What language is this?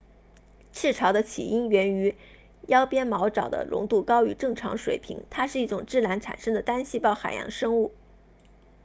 Chinese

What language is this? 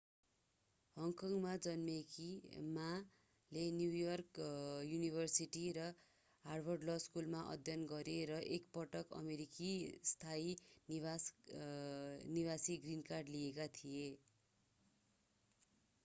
Nepali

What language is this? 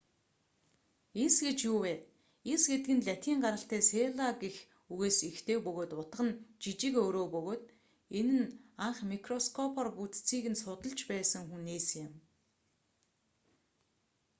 Mongolian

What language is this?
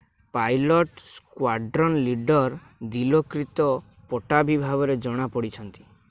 Odia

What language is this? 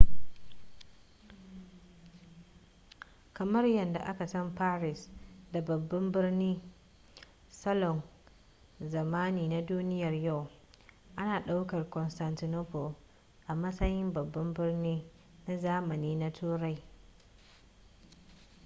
Hausa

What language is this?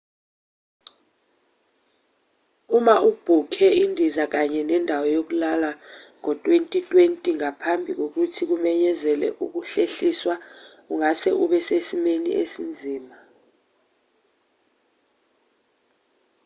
Zulu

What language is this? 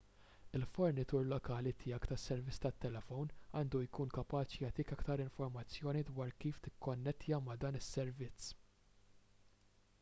Maltese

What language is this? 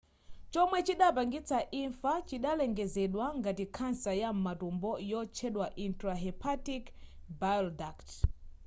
Nyanja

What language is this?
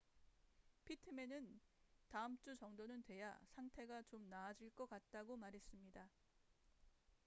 Korean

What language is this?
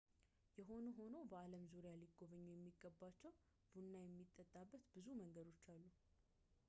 Amharic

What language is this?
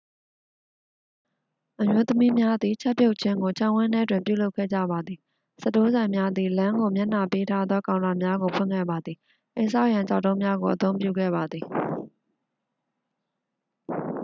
Burmese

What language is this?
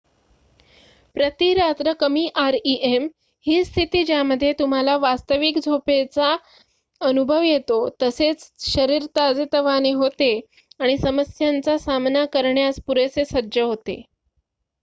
Marathi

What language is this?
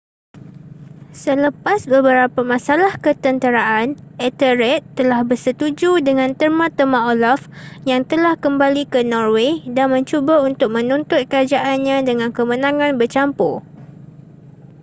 Malay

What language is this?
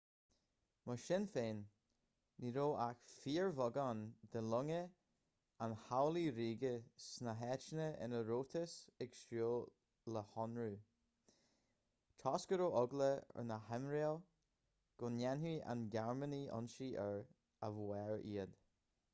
Irish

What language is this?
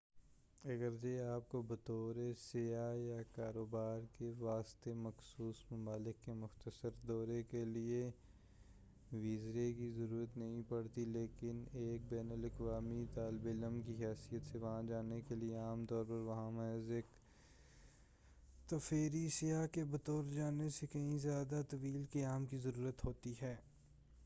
Urdu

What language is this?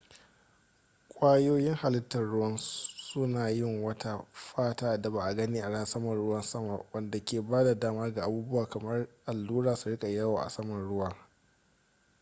Hausa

